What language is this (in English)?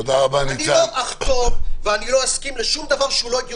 Hebrew